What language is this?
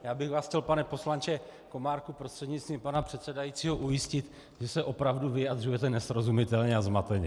Czech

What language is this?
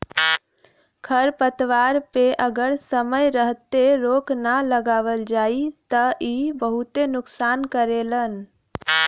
Bhojpuri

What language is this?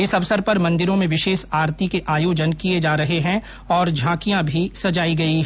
Hindi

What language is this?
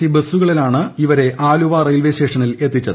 Malayalam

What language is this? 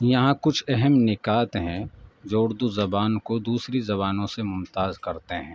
Urdu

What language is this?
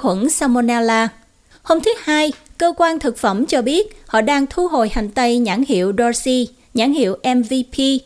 Vietnamese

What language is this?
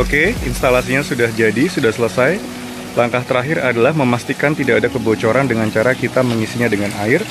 Indonesian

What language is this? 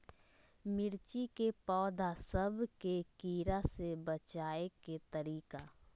Magahi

